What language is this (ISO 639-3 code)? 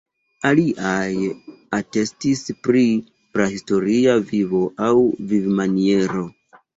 epo